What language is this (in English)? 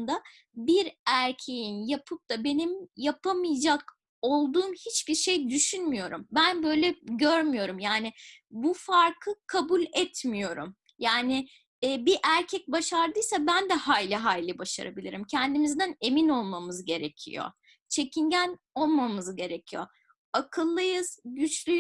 Turkish